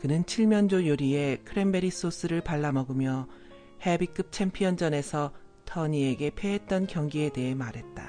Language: Korean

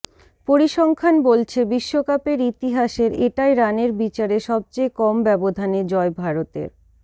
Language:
Bangla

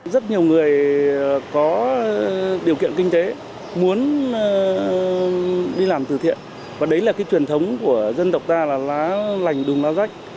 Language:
Vietnamese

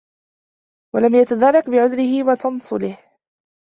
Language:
Arabic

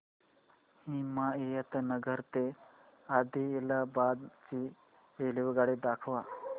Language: Marathi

